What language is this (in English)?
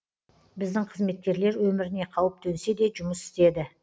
Kazakh